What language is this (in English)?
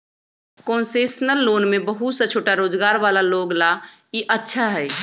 Magahi